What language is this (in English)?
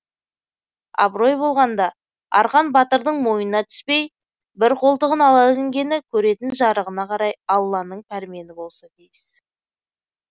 Kazakh